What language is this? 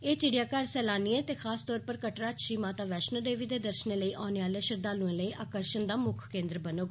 Dogri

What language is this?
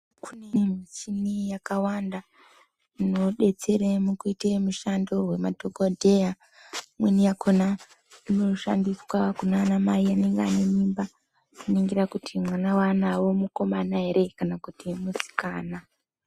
Ndau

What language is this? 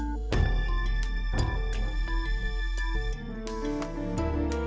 Indonesian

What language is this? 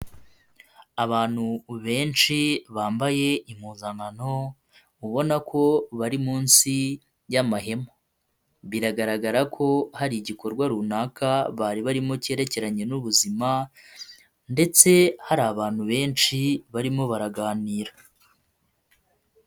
Kinyarwanda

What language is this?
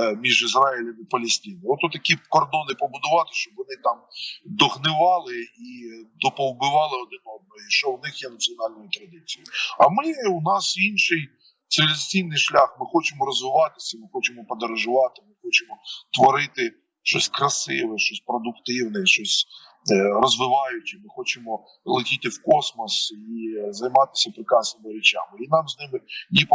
Ukrainian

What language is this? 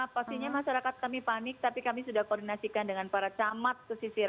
Indonesian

